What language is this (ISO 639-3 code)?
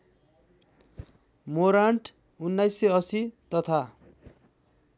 nep